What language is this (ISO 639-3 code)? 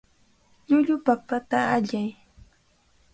qvl